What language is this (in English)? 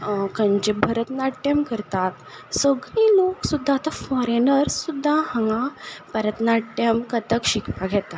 Konkani